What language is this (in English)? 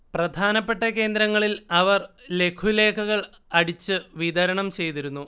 Malayalam